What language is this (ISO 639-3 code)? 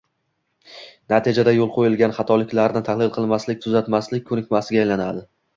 uzb